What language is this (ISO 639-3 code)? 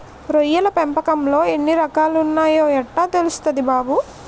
tel